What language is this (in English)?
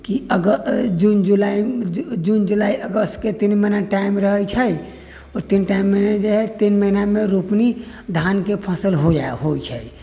Maithili